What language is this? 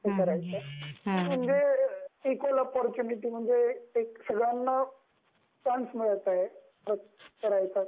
Marathi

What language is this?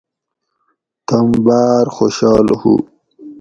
Gawri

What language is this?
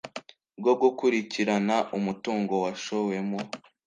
Kinyarwanda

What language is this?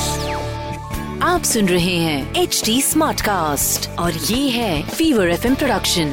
Hindi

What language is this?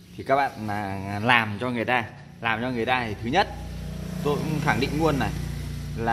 Vietnamese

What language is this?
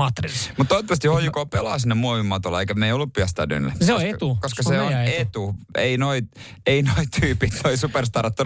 Finnish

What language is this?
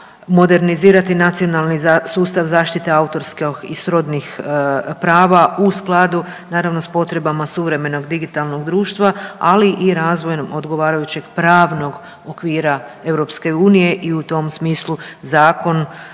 Croatian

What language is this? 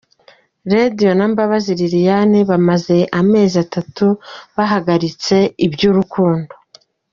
Kinyarwanda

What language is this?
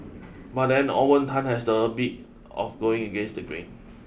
English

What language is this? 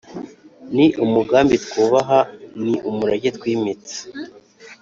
Kinyarwanda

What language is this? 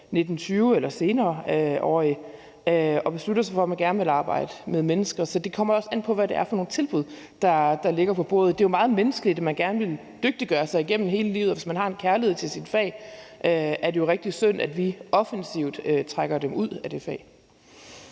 Danish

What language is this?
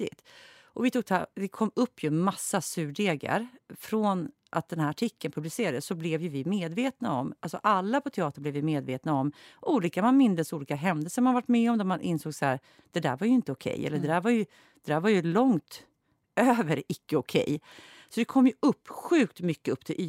Swedish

